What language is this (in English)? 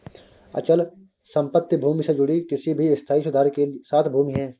Hindi